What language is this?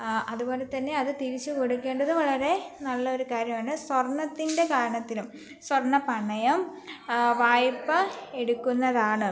Malayalam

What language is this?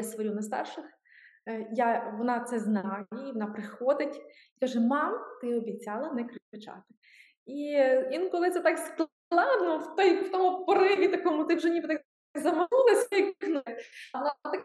Ukrainian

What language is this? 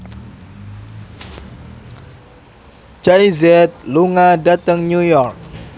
Javanese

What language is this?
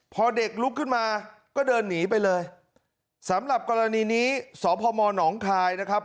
Thai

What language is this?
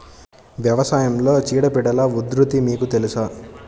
Telugu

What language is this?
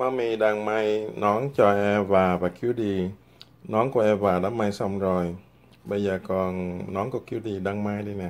Vietnamese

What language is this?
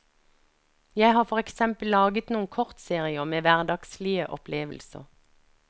Norwegian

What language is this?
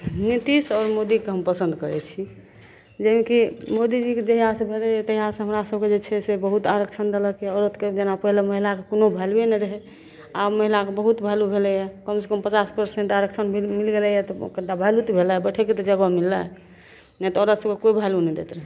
Maithili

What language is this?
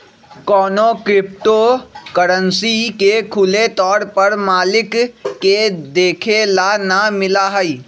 Magahi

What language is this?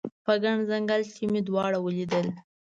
Pashto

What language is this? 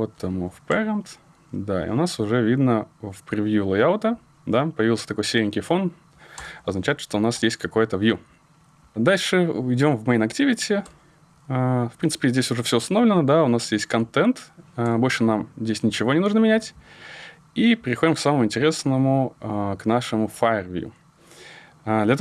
Russian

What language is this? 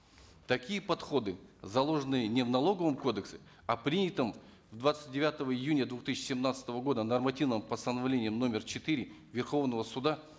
Kazakh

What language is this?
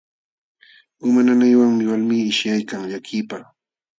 Jauja Wanca Quechua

